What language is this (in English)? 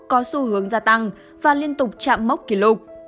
Vietnamese